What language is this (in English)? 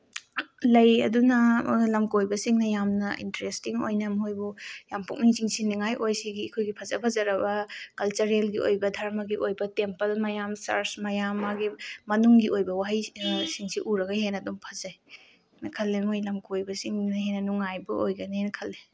Manipuri